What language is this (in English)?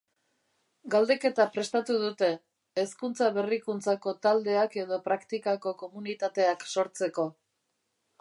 Basque